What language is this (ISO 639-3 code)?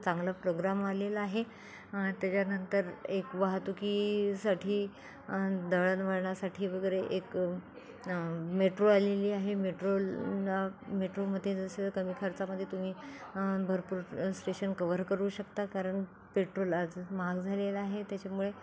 mar